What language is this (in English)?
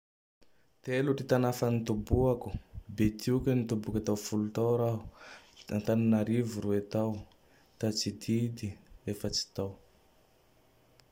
Tandroy-Mahafaly Malagasy